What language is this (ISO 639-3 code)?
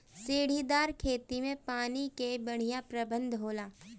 bho